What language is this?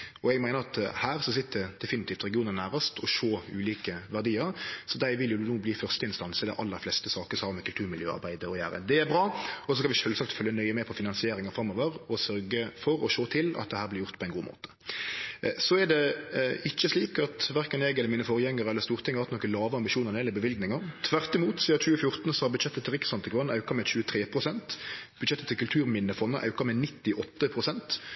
Norwegian Nynorsk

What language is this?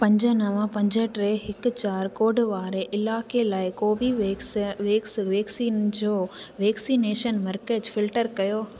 Sindhi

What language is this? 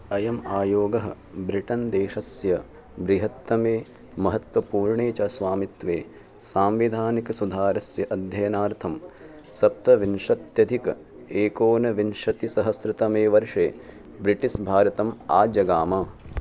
Sanskrit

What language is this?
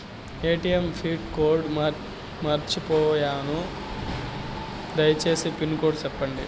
Telugu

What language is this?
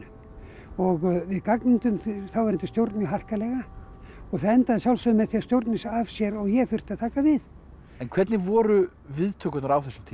Icelandic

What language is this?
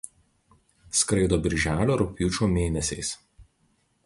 Lithuanian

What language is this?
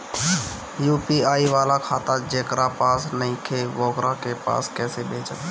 Bhojpuri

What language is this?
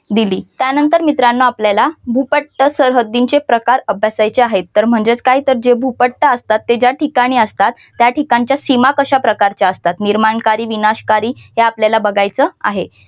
Marathi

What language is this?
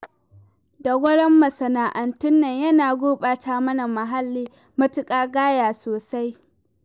Hausa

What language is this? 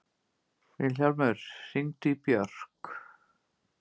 Icelandic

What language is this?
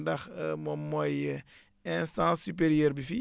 Wolof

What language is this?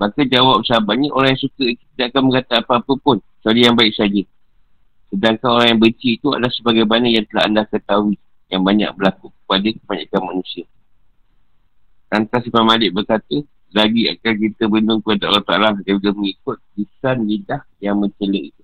Malay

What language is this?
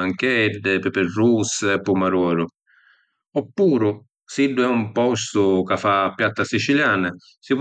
Sicilian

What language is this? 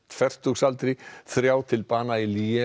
Icelandic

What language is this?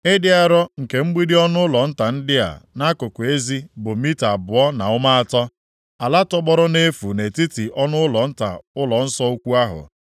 Igbo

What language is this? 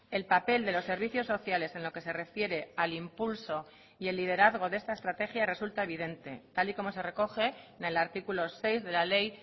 Spanish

